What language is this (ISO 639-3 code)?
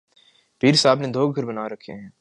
urd